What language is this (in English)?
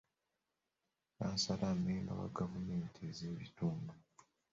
Ganda